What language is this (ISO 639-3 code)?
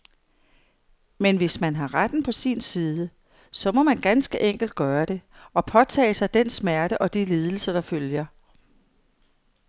dan